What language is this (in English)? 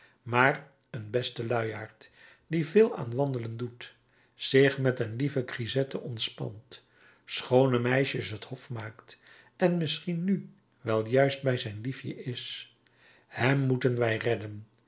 Dutch